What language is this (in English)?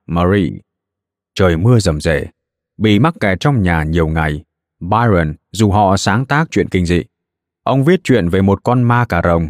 Vietnamese